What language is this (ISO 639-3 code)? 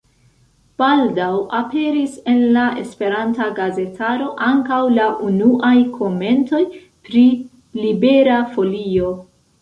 epo